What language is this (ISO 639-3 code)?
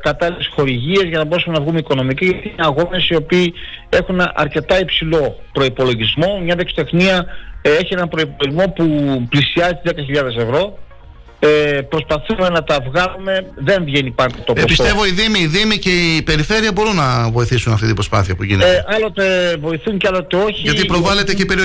ell